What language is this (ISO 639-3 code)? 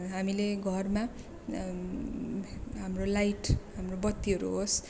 nep